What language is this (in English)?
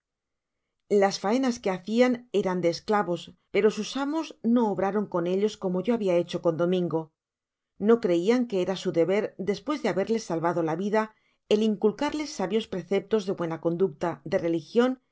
Spanish